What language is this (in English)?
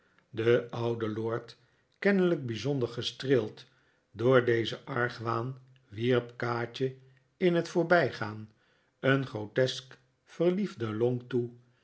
Dutch